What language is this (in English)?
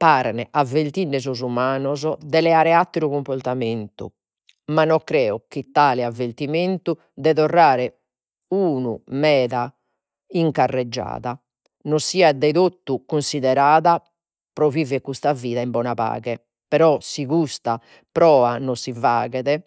Sardinian